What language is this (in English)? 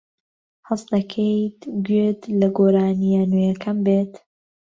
Central Kurdish